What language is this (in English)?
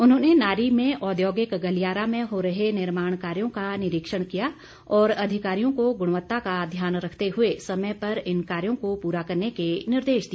Hindi